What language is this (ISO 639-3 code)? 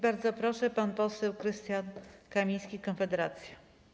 pol